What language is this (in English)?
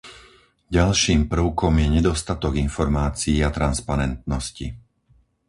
Slovak